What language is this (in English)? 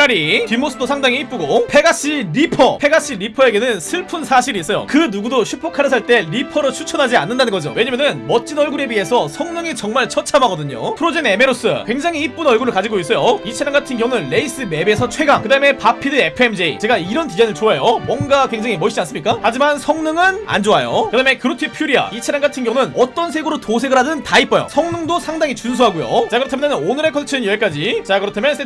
Korean